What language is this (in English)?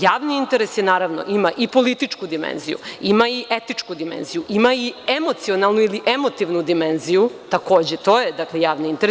Serbian